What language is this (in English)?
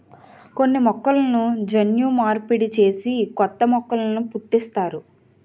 Telugu